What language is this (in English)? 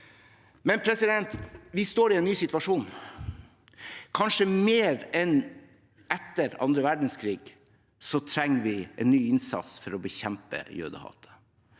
Norwegian